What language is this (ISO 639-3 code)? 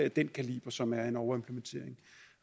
dan